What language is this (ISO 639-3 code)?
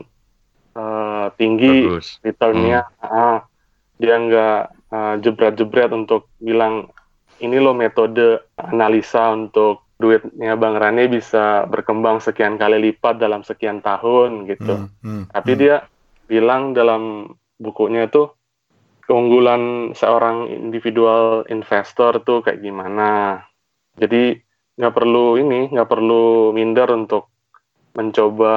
ind